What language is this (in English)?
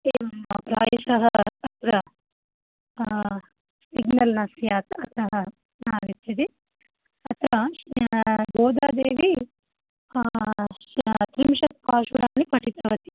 Sanskrit